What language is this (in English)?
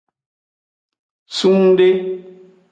Aja (Benin)